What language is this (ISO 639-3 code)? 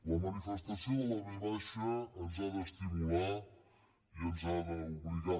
cat